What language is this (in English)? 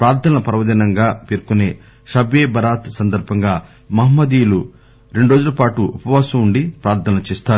Telugu